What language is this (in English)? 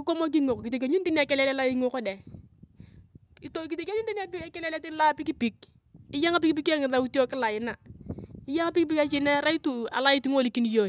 Turkana